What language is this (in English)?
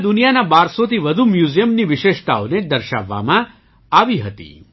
Gujarati